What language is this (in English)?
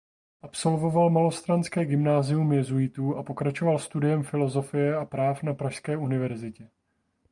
Czech